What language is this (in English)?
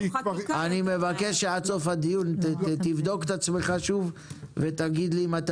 Hebrew